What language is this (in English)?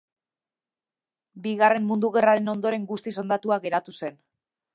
Basque